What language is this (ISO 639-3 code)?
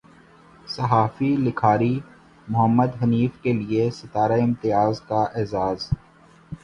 urd